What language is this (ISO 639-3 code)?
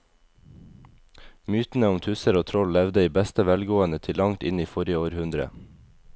nor